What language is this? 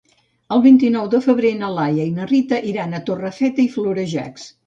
Catalan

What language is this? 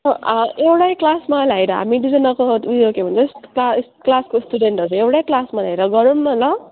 Nepali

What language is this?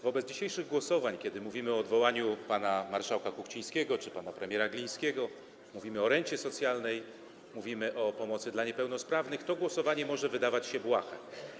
Polish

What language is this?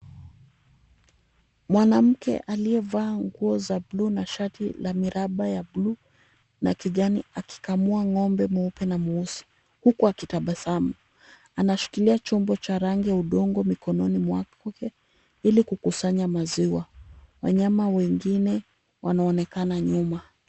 Swahili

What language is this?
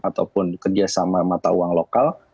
Indonesian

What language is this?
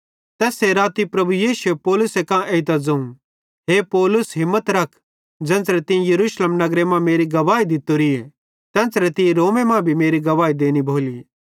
Bhadrawahi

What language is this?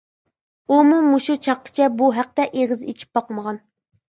Uyghur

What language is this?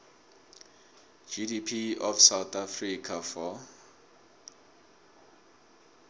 South Ndebele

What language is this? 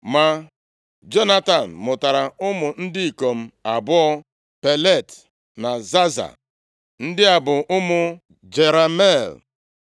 Igbo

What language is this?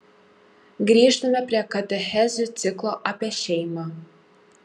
Lithuanian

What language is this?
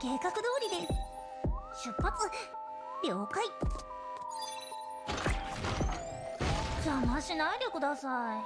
Japanese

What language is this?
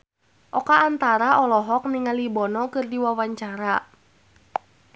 Sundanese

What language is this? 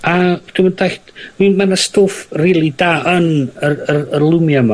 Welsh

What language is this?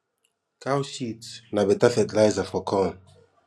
Nigerian Pidgin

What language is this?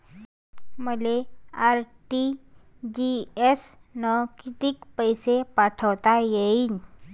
Marathi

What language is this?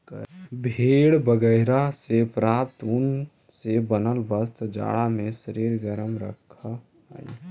Magahi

